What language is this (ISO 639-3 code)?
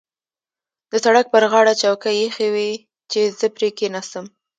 pus